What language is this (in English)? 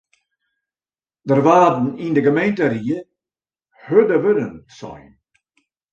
Western Frisian